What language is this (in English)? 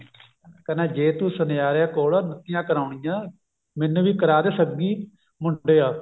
Punjabi